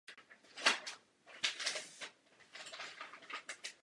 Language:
Czech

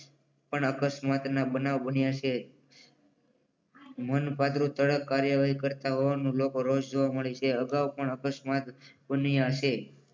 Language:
Gujarati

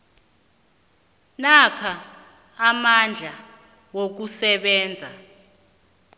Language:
South Ndebele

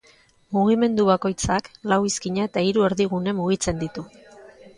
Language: Basque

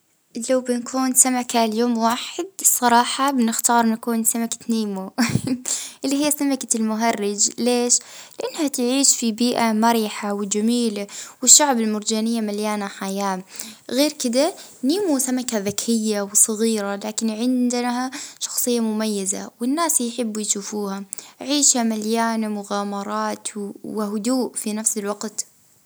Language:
Libyan Arabic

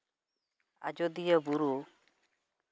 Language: Santali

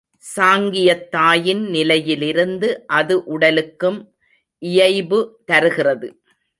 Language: Tamil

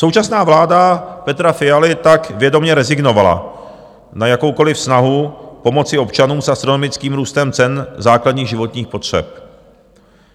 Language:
Czech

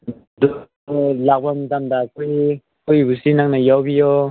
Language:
Manipuri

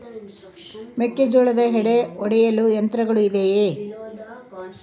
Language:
Kannada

